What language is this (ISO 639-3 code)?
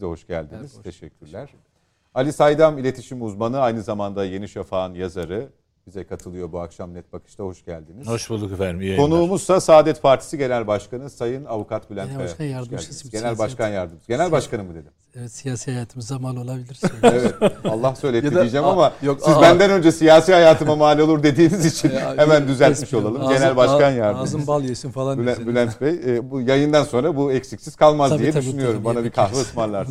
tur